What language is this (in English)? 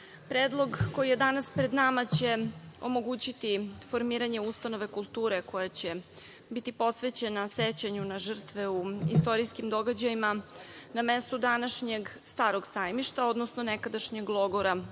Serbian